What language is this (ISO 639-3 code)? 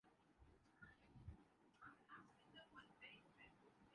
urd